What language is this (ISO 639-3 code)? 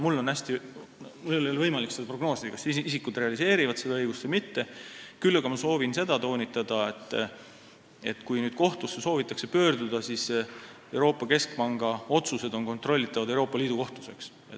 est